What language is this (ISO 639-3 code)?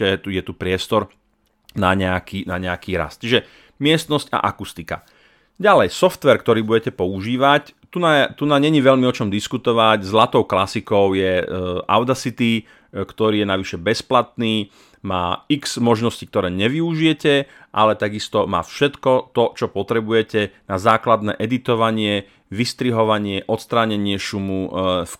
slk